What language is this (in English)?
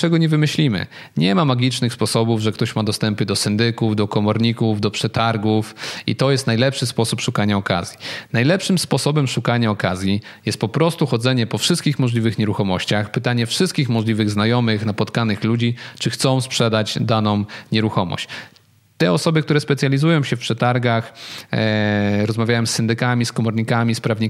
Polish